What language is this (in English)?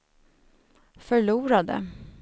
Swedish